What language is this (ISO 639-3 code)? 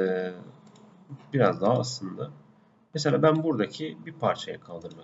tur